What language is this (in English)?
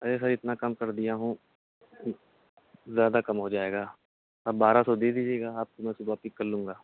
Urdu